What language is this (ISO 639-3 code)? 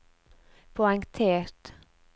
nor